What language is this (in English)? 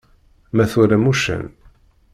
Kabyle